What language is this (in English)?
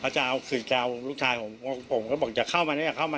Thai